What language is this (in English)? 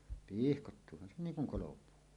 Finnish